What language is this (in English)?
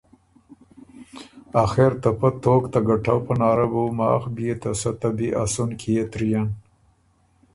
Ormuri